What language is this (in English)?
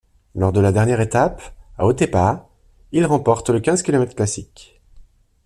French